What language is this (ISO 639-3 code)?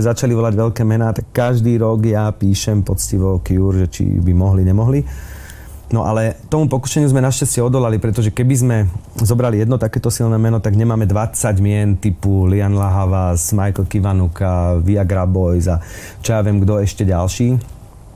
slk